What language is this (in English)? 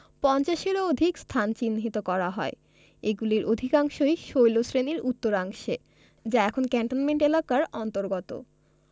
Bangla